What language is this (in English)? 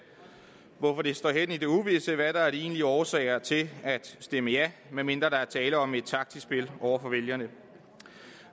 Danish